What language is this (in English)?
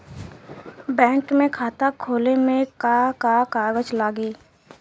Bhojpuri